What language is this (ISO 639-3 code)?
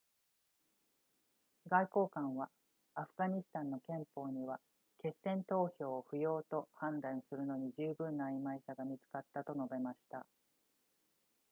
jpn